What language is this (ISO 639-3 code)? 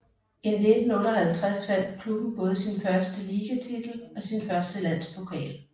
dan